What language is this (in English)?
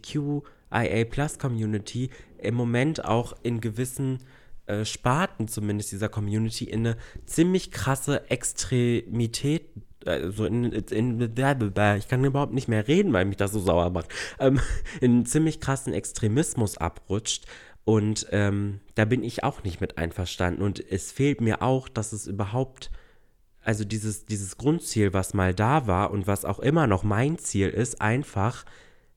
German